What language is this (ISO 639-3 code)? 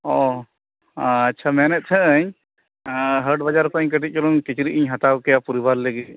sat